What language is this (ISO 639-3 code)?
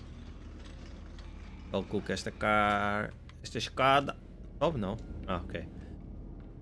por